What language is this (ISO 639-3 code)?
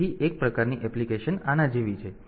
guj